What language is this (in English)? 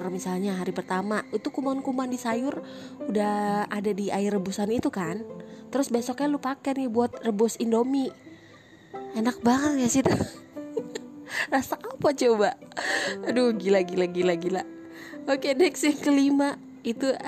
Indonesian